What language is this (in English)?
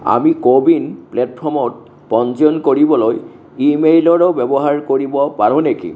Assamese